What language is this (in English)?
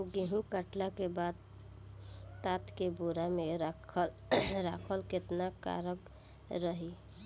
Bhojpuri